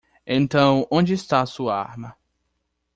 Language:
Portuguese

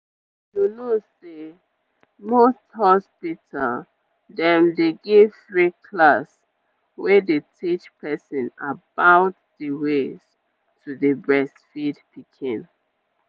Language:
Nigerian Pidgin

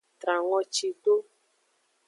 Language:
Aja (Benin)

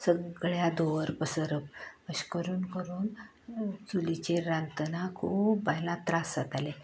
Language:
Konkani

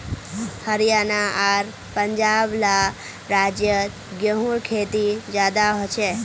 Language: Magahi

